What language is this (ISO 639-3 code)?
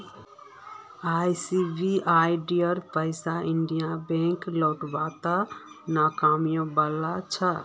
mag